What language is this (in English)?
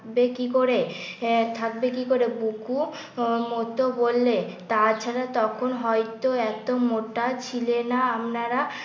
Bangla